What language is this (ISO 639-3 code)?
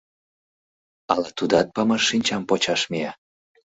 chm